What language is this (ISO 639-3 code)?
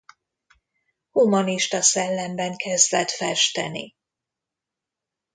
hun